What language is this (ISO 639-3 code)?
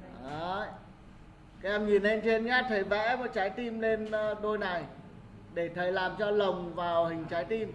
vie